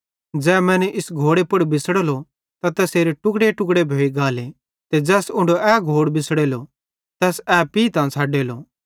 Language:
Bhadrawahi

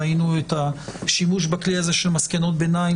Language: Hebrew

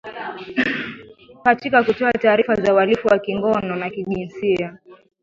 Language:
Swahili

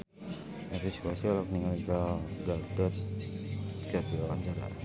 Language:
Sundanese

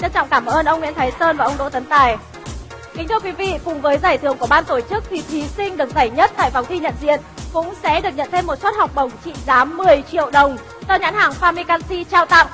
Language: Vietnamese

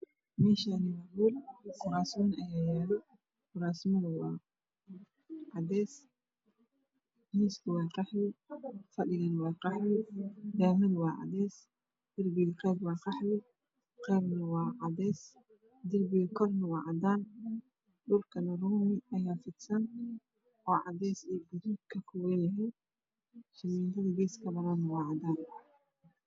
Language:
Somali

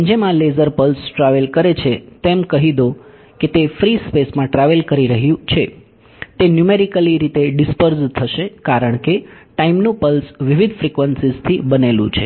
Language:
Gujarati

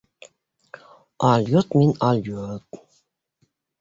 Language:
Bashkir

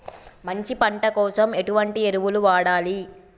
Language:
Telugu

